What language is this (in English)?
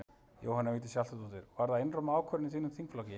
Icelandic